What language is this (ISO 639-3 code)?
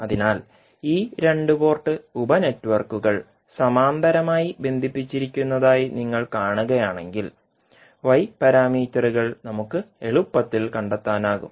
mal